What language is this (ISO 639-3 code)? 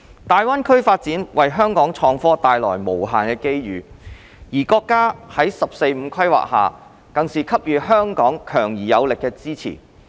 yue